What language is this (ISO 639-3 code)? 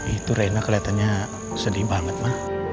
ind